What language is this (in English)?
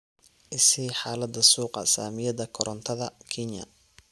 Somali